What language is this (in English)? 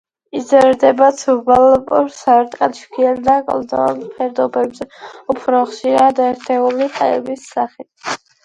Georgian